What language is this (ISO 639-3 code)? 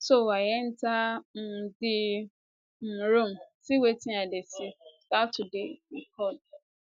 pcm